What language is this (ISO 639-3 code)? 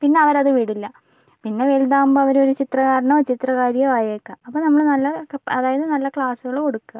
mal